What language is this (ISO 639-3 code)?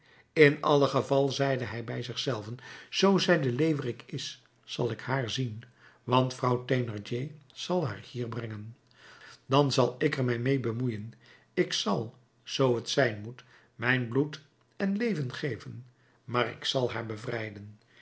nld